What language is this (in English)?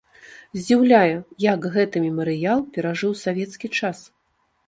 Belarusian